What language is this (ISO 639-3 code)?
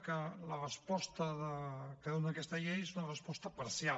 cat